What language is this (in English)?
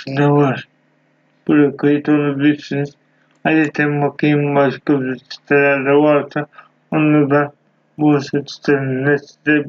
Turkish